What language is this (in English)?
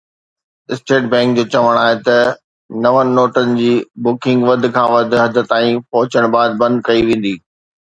Sindhi